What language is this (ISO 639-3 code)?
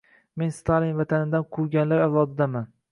uzb